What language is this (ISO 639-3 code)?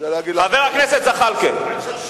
heb